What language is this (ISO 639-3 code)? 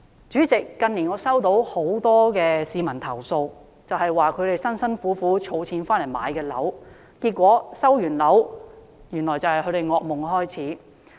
yue